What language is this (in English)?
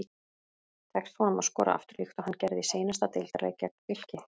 Icelandic